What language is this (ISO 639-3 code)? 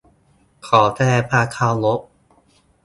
tha